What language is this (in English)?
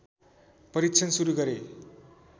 Nepali